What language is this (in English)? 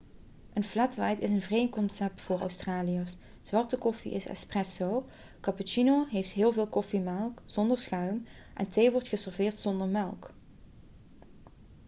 Dutch